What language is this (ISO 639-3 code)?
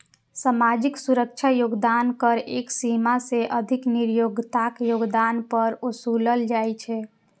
mai